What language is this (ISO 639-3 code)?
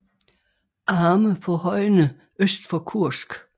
dan